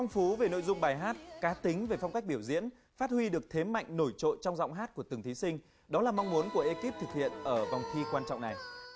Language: Vietnamese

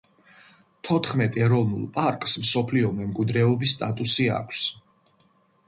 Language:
Georgian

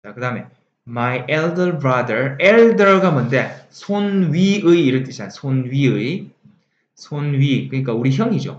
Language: Korean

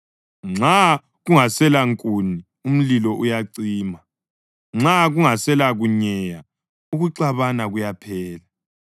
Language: North Ndebele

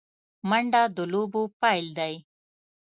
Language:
Pashto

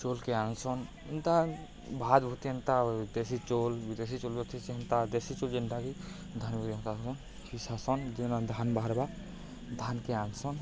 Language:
Odia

